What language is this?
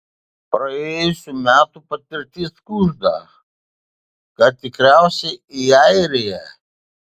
Lithuanian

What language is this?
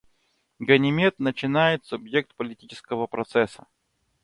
Russian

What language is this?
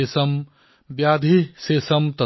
Assamese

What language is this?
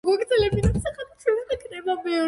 Georgian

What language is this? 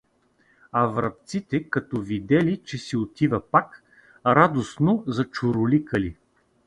Bulgarian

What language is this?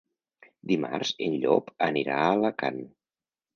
Catalan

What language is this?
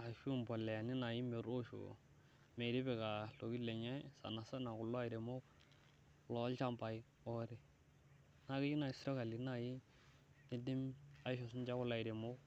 Masai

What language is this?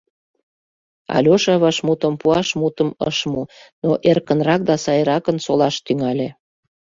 Mari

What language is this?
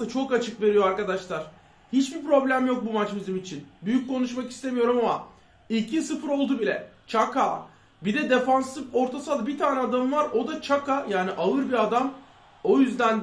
Turkish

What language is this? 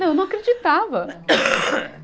Portuguese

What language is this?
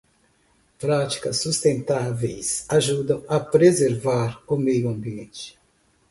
Portuguese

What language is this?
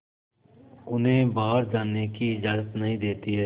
Hindi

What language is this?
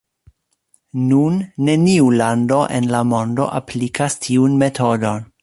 Esperanto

